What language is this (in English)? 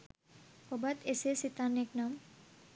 Sinhala